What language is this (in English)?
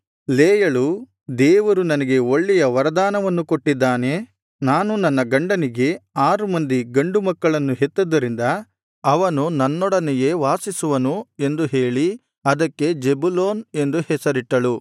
Kannada